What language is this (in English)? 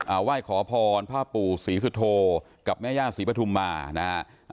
Thai